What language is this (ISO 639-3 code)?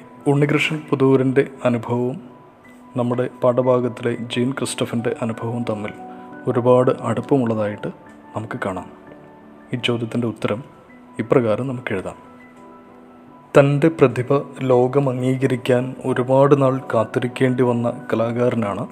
mal